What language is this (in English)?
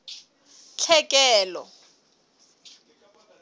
Southern Sotho